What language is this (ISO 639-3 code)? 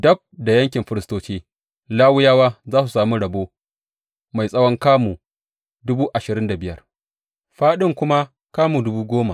hau